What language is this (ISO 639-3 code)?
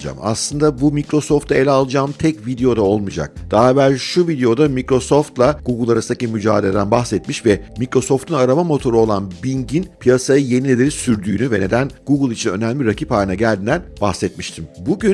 tur